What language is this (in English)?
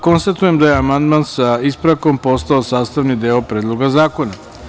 Serbian